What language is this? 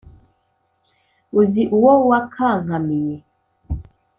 Kinyarwanda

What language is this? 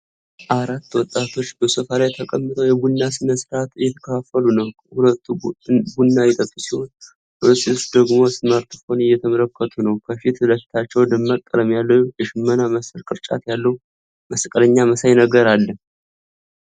Amharic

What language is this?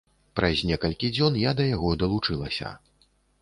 Belarusian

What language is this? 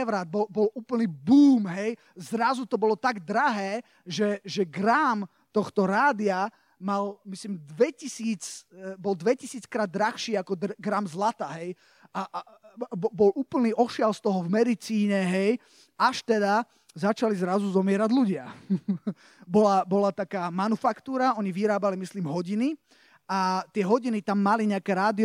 Slovak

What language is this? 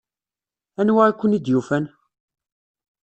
Kabyle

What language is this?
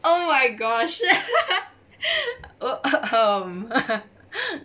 English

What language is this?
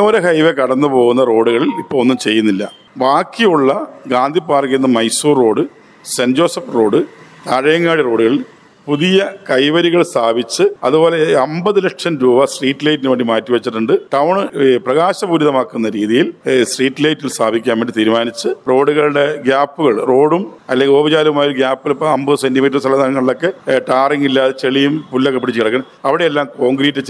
Malayalam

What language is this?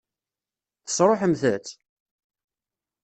Kabyle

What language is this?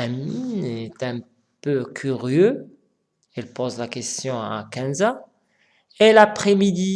French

